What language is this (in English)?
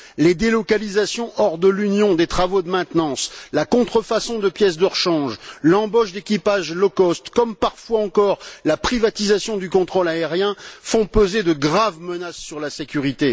French